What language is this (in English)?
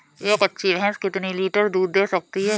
Hindi